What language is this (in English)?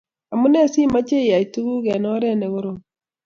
Kalenjin